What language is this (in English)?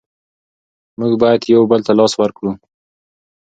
Pashto